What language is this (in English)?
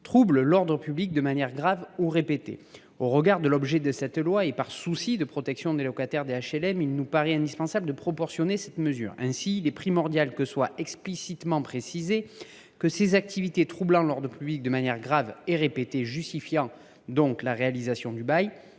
French